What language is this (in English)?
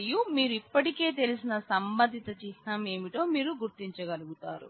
Telugu